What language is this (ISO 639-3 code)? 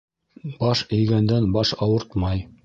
bak